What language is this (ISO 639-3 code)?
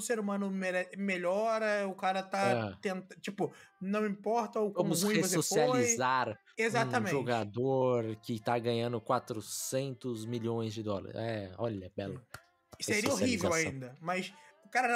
por